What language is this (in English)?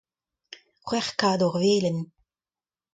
Breton